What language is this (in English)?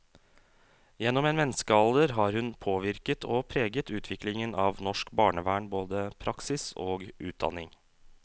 Norwegian